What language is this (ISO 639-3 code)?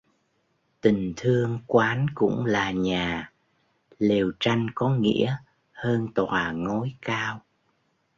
vie